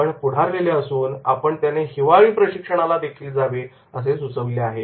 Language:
Marathi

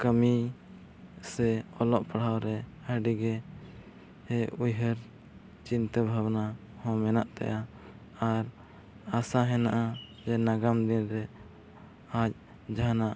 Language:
Santali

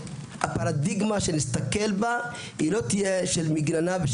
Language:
Hebrew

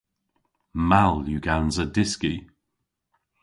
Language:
Cornish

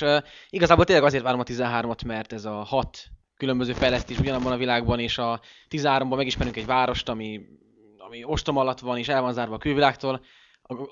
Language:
Hungarian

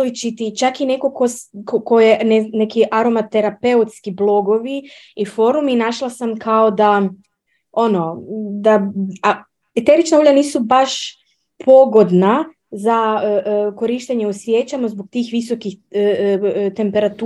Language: Croatian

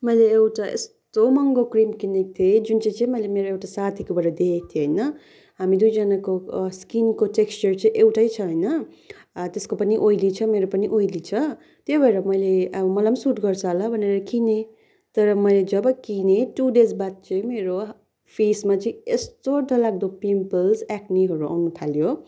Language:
Nepali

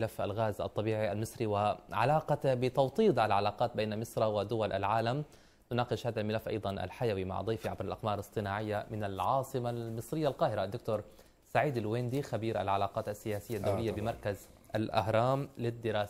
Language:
Arabic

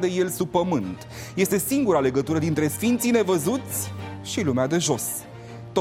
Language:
Romanian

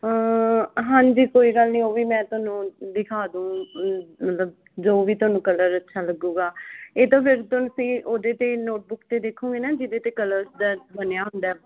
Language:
Punjabi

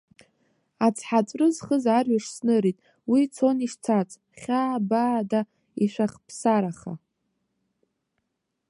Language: Abkhazian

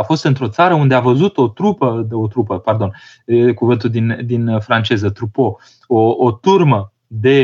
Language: Romanian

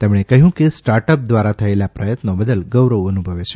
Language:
Gujarati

